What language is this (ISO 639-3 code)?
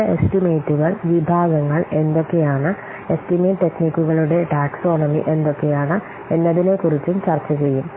mal